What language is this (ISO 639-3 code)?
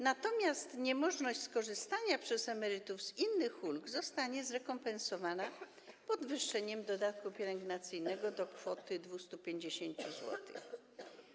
pol